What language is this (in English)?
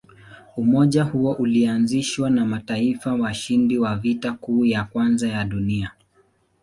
Swahili